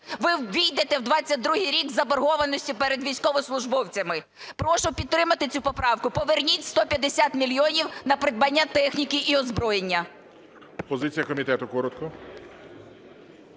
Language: Ukrainian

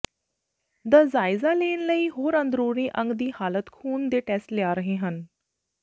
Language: Punjabi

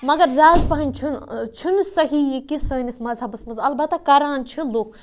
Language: Kashmiri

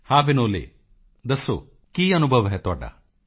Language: Punjabi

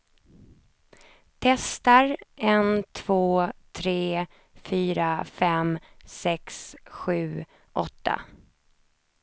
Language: Swedish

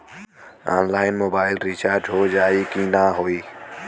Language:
Bhojpuri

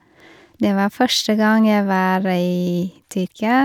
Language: Norwegian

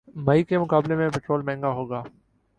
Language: Urdu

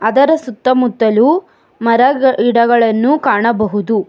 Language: Kannada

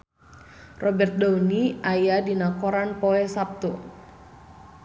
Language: Sundanese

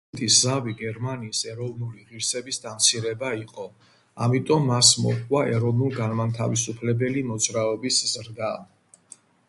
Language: Georgian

